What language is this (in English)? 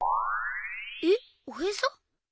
Japanese